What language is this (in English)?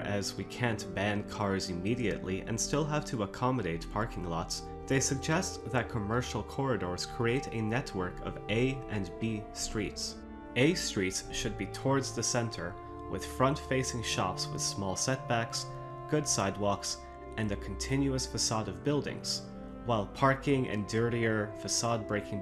English